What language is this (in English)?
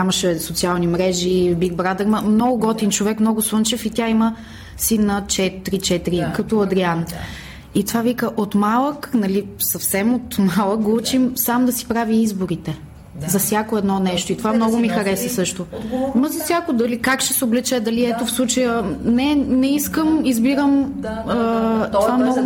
Bulgarian